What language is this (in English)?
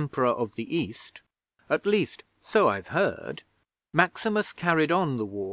English